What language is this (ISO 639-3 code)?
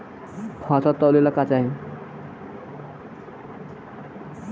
bho